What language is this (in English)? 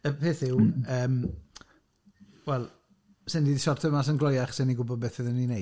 Welsh